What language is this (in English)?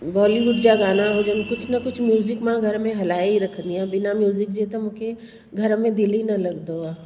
Sindhi